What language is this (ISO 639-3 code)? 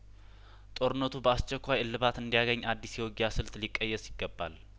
amh